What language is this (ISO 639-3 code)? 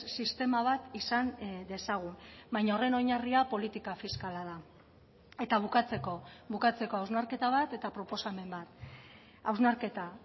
eus